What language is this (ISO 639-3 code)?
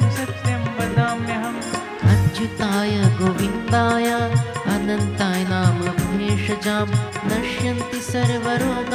hin